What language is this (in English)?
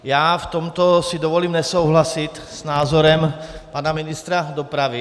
Czech